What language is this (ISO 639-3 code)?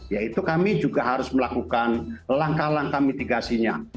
ind